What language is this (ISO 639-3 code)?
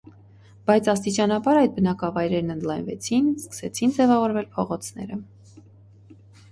hye